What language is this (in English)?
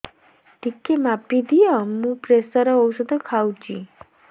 Odia